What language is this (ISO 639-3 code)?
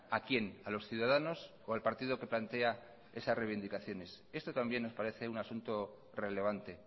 spa